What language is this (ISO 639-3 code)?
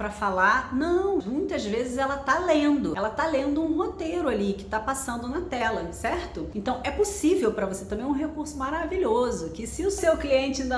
por